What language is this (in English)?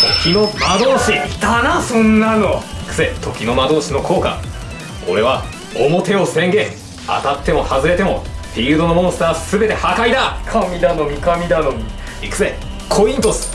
Japanese